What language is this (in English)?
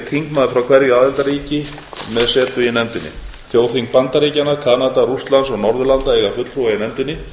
Icelandic